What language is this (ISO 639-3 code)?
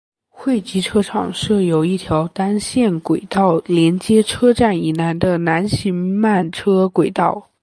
zho